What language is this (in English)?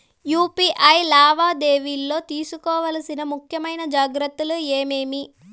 Telugu